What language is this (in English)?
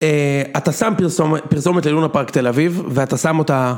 Hebrew